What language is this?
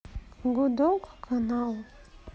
Russian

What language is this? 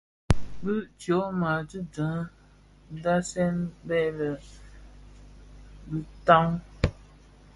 Bafia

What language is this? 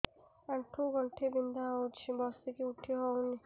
Odia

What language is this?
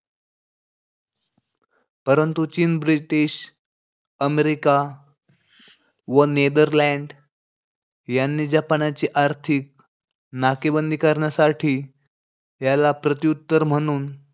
Marathi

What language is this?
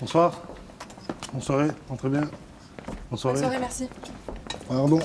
French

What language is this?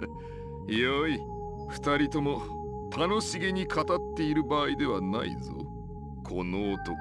Japanese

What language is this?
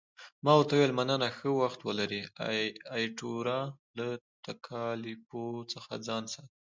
Pashto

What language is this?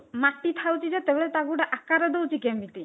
Odia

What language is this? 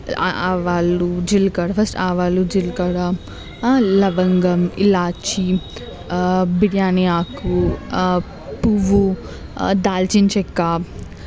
Telugu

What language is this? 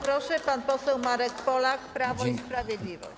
Polish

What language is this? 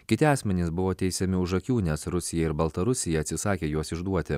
Lithuanian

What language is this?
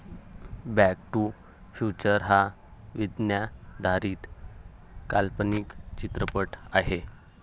Marathi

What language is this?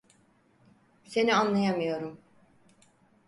Turkish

